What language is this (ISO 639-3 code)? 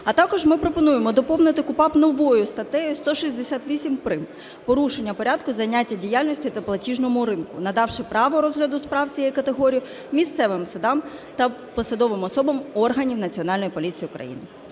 ukr